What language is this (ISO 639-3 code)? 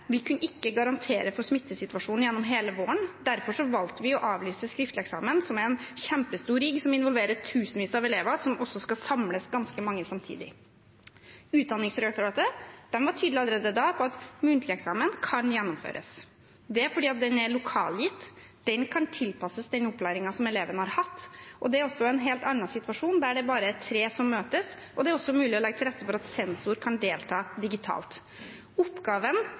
nob